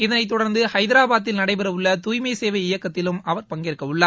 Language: Tamil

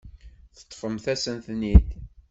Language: Kabyle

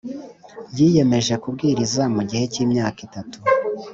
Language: Kinyarwanda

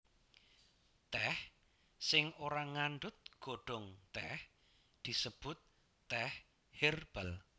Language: Javanese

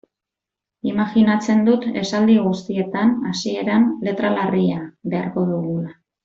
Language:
Basque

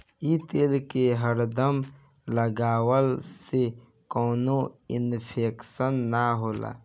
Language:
Bhojpuri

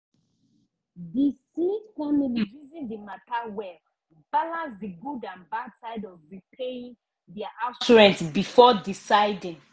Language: Nigerian Pidgin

